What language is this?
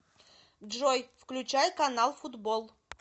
Russian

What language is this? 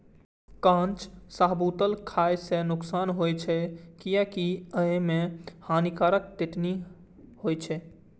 Maithili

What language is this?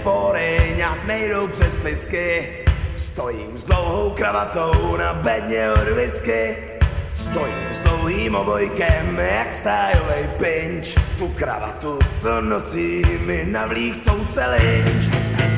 Slovak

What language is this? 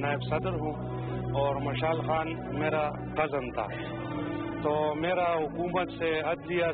Hindi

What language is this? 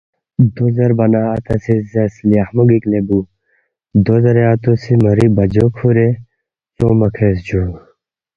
Balti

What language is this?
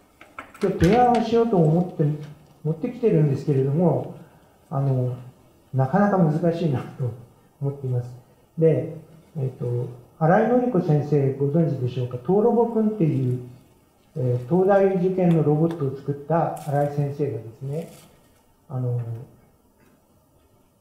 Japanese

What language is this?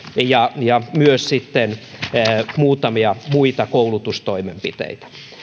Finnish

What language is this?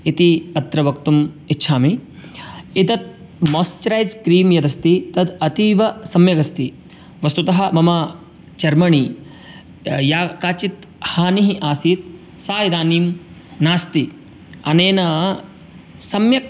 Sanskrit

